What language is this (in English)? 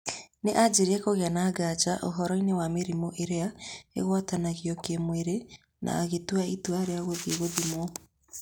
Kikuyu